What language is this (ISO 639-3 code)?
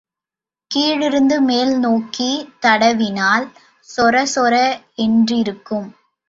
tam